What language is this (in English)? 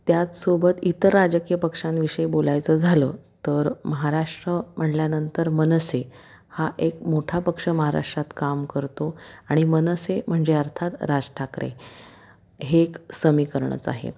Marathi